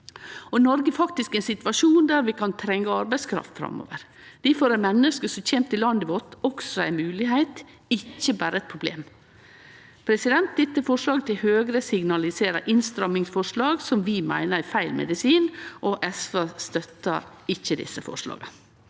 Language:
Norwegian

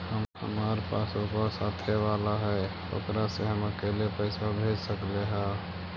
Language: Magahi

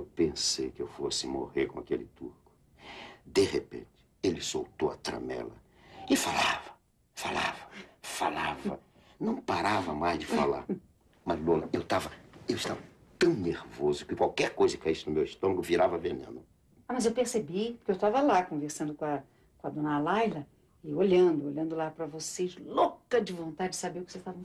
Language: Portuguese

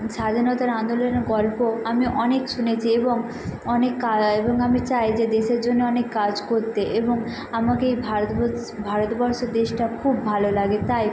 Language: Bangla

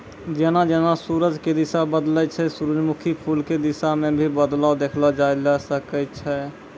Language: Maithili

